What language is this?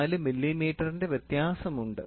Malayalam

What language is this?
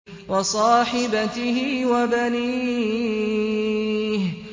Arabic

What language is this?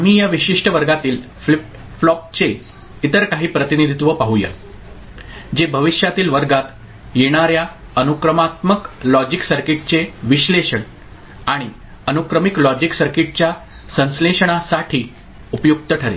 Marathi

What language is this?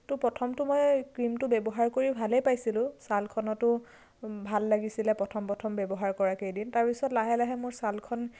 Assamese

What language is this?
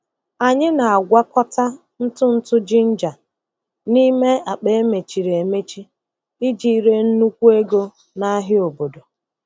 Igbo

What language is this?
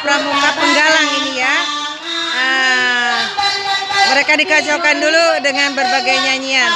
Indonesian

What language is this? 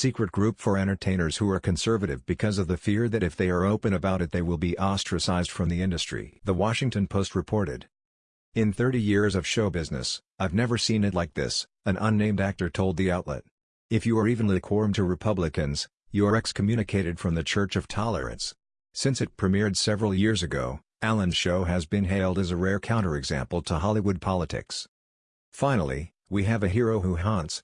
English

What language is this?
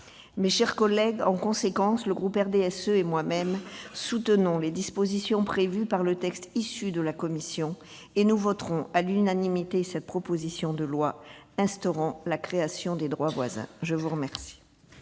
French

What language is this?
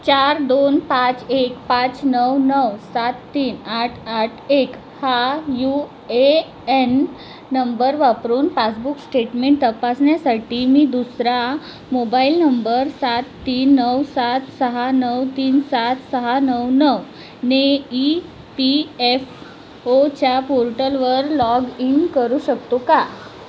Marathi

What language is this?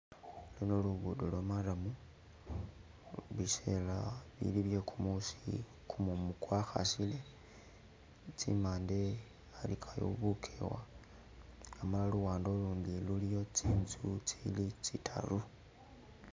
Masaaba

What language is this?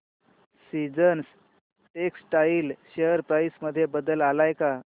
Marathi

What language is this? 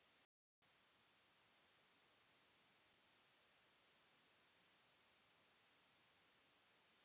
Bhojpuri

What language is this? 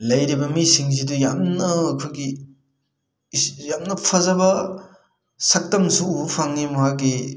Manipuri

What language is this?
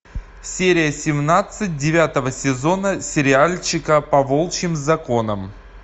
Russian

